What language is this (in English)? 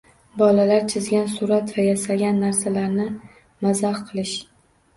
Uzbek